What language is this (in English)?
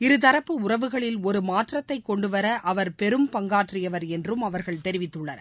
Tamil